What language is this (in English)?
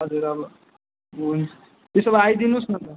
Nepali